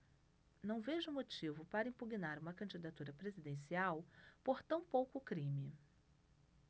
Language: Portuguese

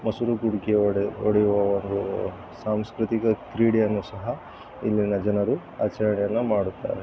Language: Kannada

